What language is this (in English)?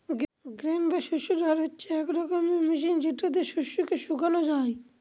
Bangla